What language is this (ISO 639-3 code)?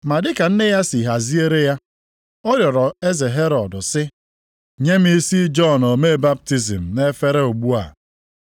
ibo